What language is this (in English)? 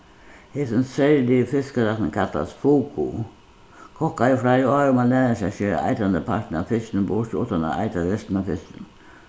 Faroese